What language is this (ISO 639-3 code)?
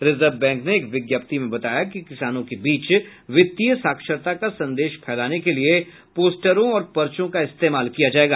hin